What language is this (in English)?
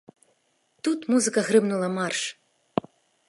Belarusian